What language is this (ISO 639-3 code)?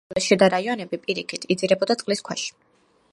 kat